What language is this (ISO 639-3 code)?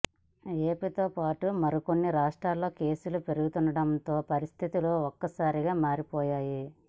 tel